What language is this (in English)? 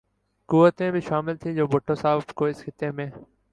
Urdu